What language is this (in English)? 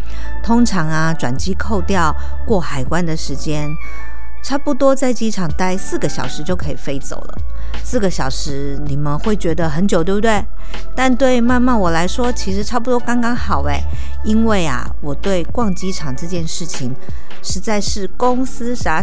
Chinese